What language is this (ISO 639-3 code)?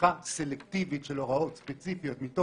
heb